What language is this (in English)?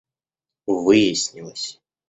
Russian